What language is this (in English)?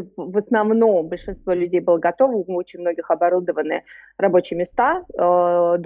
Russian